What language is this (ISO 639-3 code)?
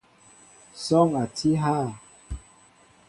mbo